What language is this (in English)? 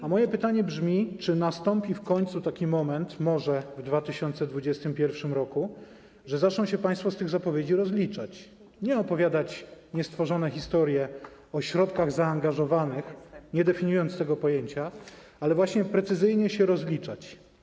Polish